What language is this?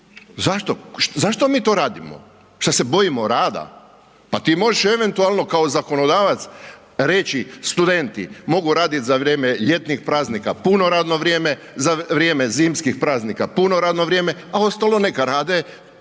Croatian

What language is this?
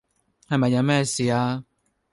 Cantonese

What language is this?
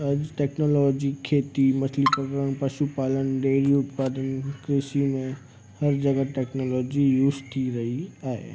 Sindhi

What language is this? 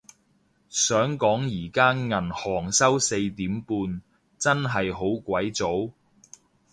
Cantonese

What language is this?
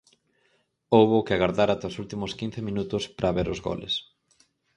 Galician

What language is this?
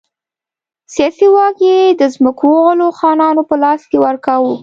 Pashto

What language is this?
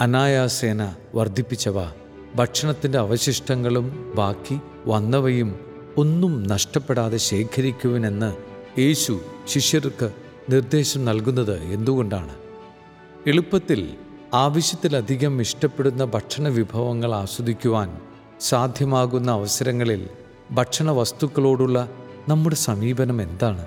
Malayalam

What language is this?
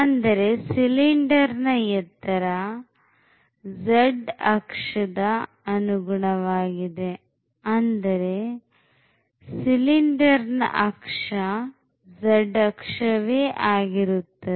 Kannada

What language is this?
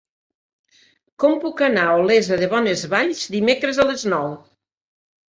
Catalan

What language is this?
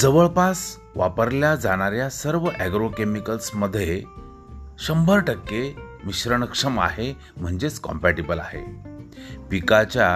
Marathi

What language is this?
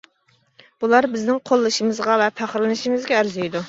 Uyghur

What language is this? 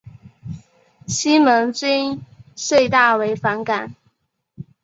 Chinese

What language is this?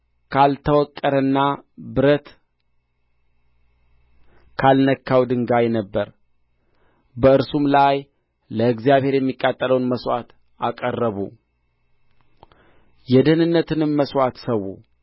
Amharic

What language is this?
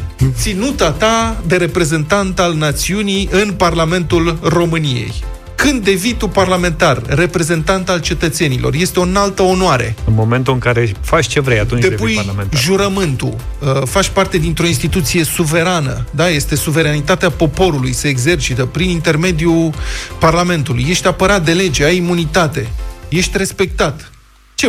Romanian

